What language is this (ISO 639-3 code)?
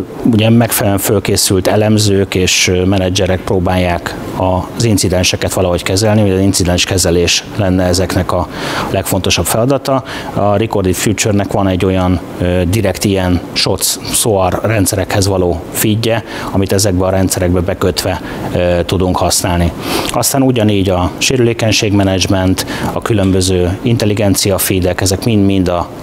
hun